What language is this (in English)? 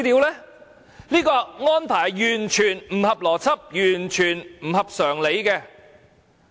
Cantonese